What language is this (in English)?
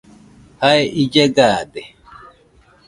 Nüpode Huitoto